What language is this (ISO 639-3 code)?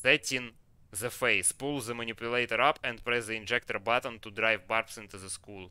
rus